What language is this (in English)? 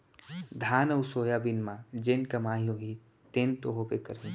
Chhattisgarhi